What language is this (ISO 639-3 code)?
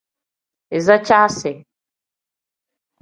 kdh